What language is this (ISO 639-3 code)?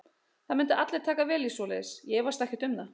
isl